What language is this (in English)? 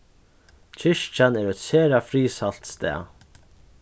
Faroese